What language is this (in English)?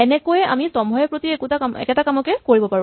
Assamese